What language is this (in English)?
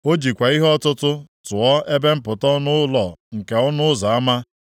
Igbo